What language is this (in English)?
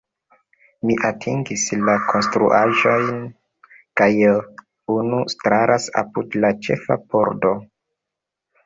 Esperanto